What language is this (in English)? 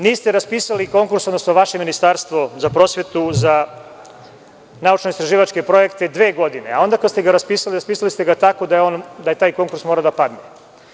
Serbian